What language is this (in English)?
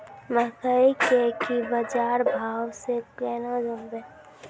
Maithili